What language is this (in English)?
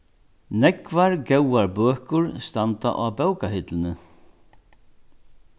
Faroese